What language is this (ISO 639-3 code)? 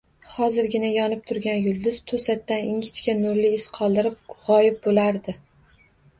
uzb